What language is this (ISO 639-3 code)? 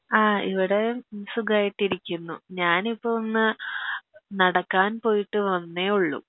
mal